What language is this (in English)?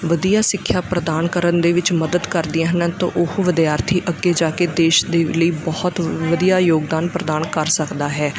Punjabi